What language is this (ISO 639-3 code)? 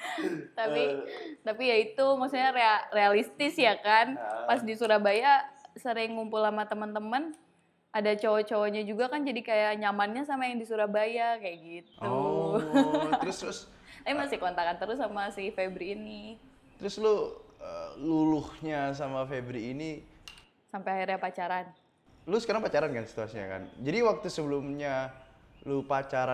ind